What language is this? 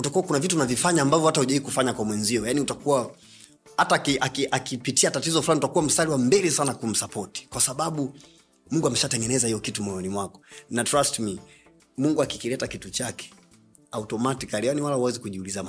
Swahili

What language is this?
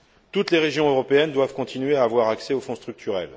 French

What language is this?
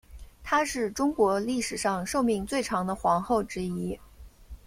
Chinese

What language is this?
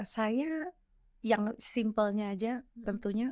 Indonesian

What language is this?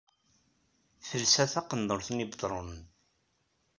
Kabyle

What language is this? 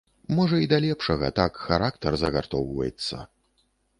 Belarusian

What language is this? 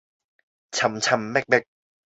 Cantonese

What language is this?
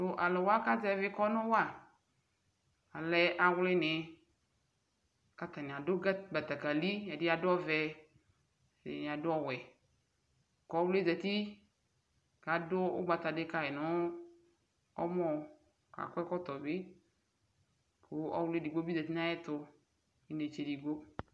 Ikposo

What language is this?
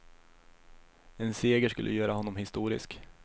Swedish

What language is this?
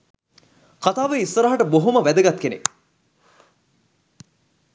Sinhala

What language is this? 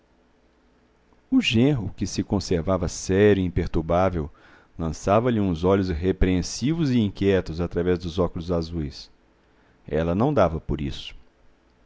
Portuguese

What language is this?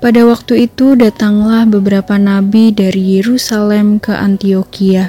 Indonesian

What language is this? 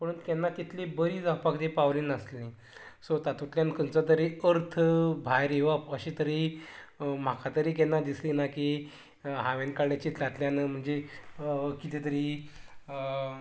Konkani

